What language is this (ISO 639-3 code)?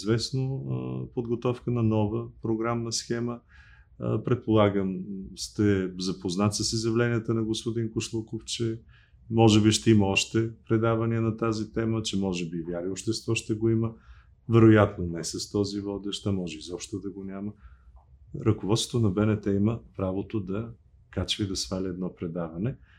bul